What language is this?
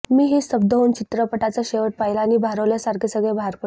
Marathi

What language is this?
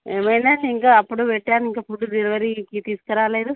Telugu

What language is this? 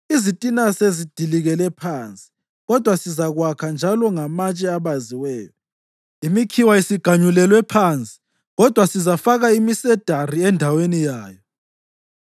North Ndebele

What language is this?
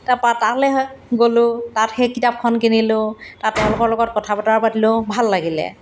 Assamese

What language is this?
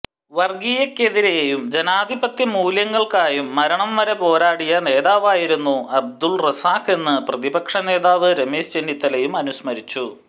Malayalam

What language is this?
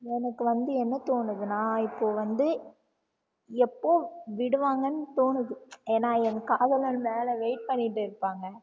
Tamil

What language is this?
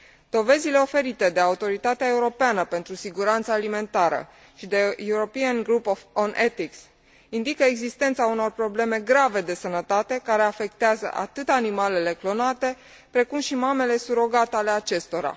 Romanian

